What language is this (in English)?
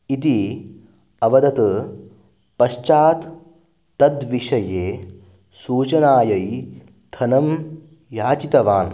Sanskrit